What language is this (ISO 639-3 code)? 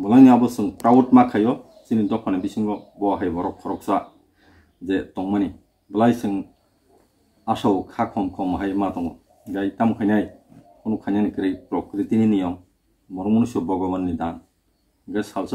ind